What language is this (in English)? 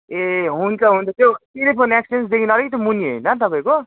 Nepali